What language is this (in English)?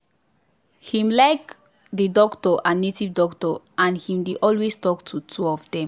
Nigerian Pidgin